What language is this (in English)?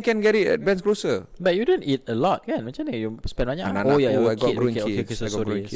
Malay